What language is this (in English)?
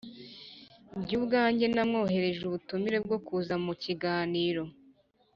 Kinyarwanda